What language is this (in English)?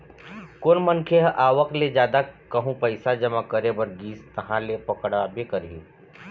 Chhattisgarhi